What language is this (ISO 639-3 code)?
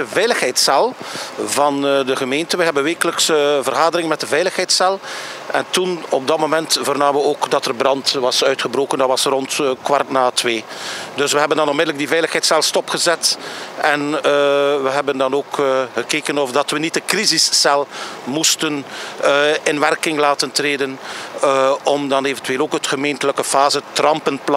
nld